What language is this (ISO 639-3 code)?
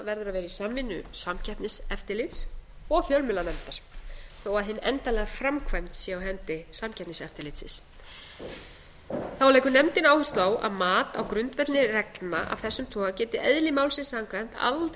isl